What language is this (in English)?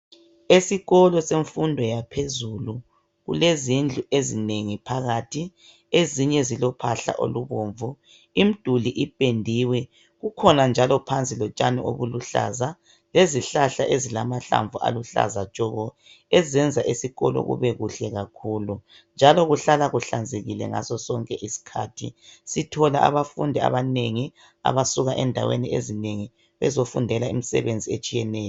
North Ndebele